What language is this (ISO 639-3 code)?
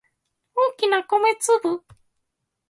jpn